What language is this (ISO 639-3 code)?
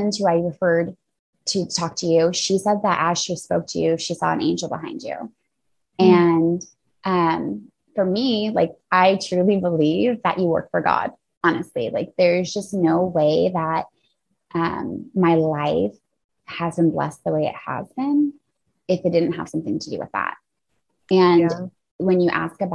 eng